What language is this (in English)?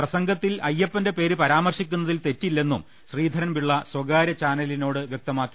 Malayalam